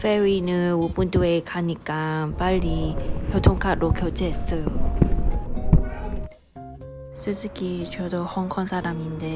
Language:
Korean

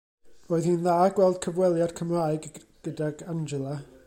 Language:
Welsh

